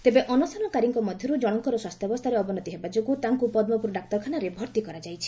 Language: Odia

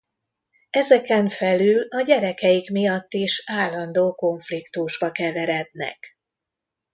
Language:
Hungarian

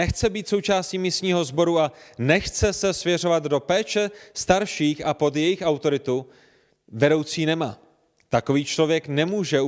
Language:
Czech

